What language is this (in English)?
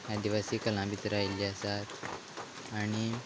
Konkani